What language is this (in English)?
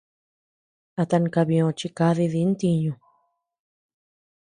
Tepeuxila Cuicatec